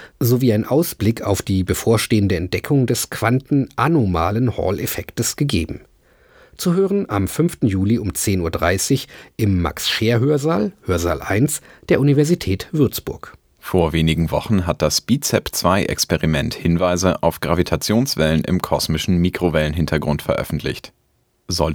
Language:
German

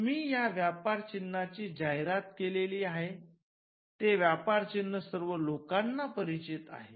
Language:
Marathi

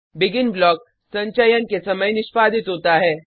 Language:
Hindi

